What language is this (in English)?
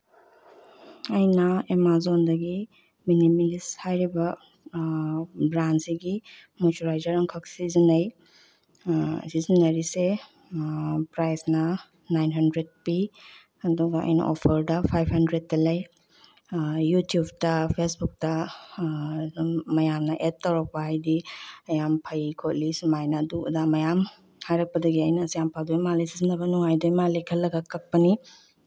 Manipuri